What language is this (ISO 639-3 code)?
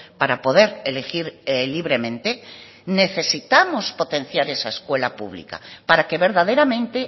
spa